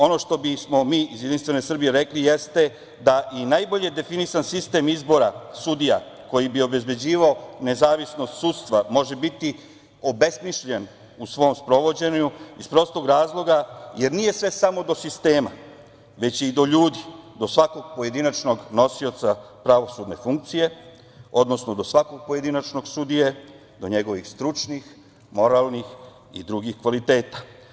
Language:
Serbian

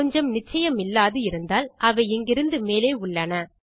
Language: Tamil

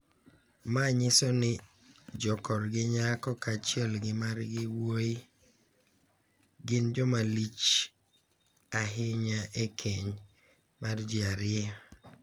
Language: Luo (Kenya and Tanzania)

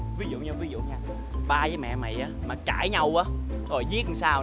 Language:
Vietnamese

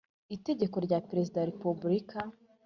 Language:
Kinyarwanda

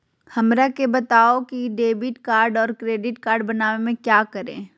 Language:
Magahi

